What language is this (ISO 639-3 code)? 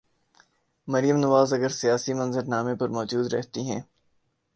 urd